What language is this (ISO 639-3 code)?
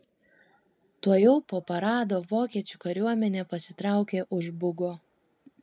lit